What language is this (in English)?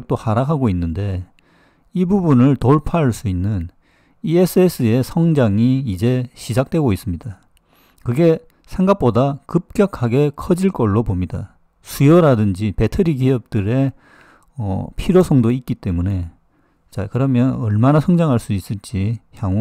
Korean